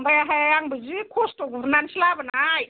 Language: Bodo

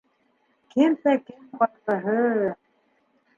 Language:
Bashkir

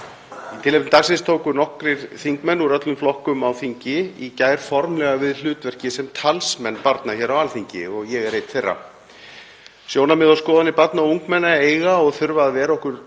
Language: Icelandic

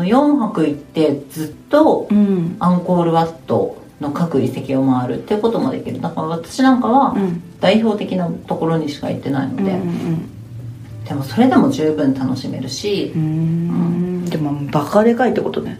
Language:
Japanese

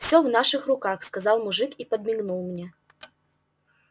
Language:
Russian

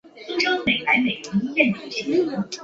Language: Chinese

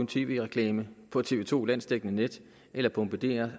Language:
Danish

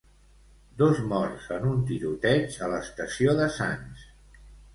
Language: Catalan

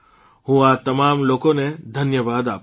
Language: Gujarati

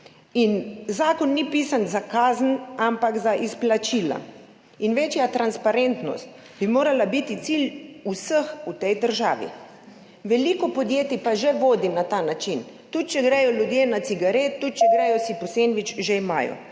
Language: Slovenian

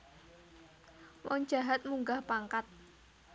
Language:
Javanese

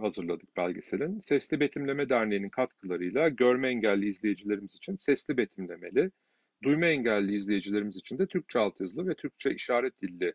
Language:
Turkish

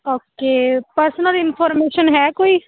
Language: Punjabi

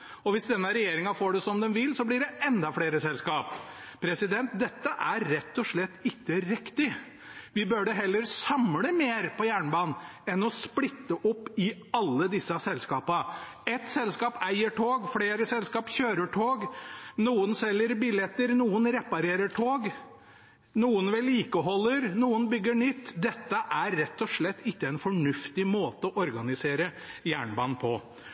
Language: Norwegian Bokmål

